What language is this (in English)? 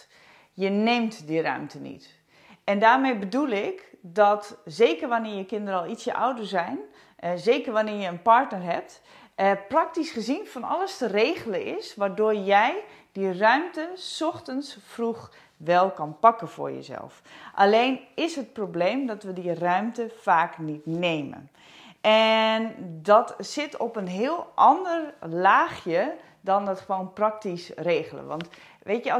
Dutch